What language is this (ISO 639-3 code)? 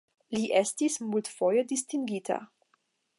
epo